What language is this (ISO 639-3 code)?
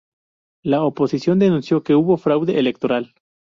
spa